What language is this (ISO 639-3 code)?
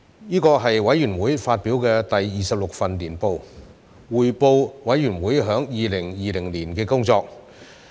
yue